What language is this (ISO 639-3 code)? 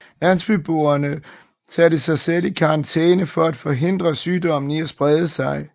dan